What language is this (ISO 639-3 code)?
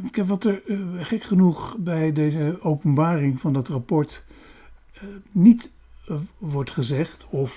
nld